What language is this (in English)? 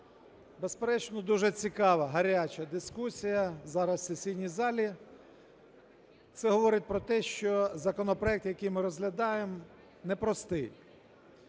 Ukrainian